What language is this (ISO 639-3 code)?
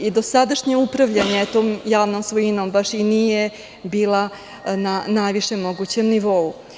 srp